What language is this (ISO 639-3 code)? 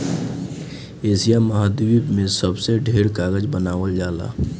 bho